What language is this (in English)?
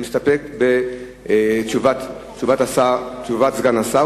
Hebrew